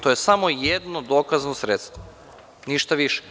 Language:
Serbian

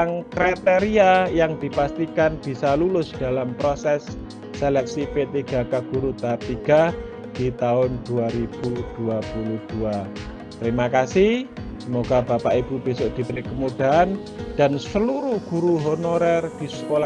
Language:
Indonesian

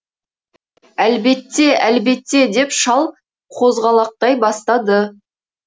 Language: Kazakh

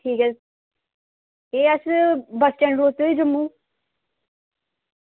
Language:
Dogri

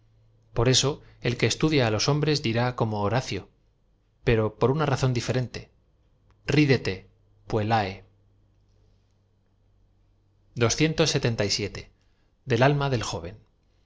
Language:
Spanish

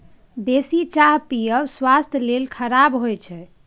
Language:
Maithili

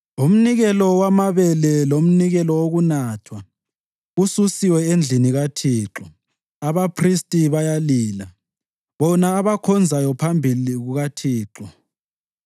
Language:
North Ndebele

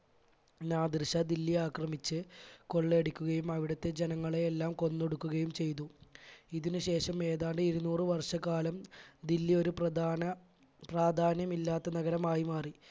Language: Malayalam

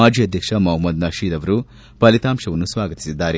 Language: Kannada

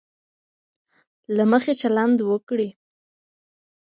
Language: Pashto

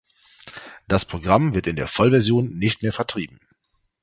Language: German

